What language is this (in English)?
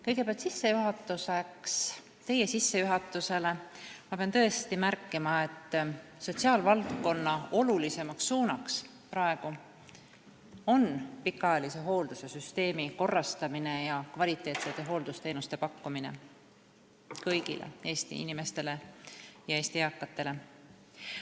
Estonian